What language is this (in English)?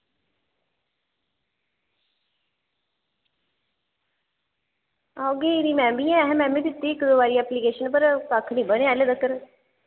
Dogri